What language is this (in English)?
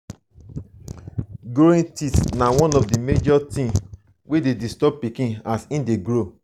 Nigerian Pidgin